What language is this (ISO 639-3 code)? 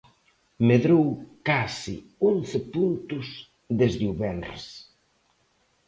glg